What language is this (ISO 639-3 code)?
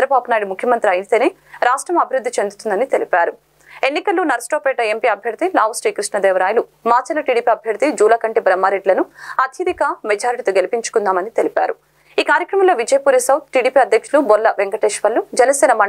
tel